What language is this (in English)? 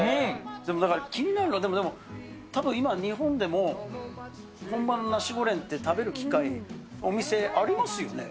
Japanese